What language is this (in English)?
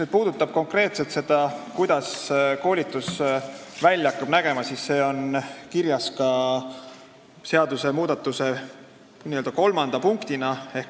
Estonian